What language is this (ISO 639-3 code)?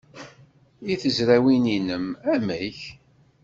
kab